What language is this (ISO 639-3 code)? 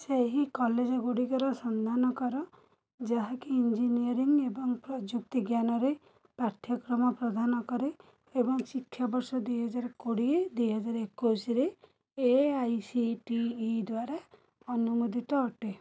ori